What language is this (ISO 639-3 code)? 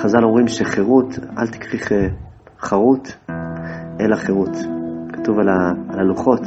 heb